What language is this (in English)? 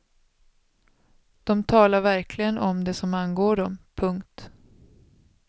Swedish